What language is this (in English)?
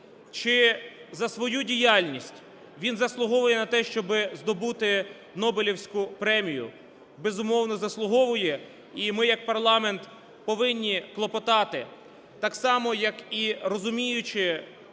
Ukrainian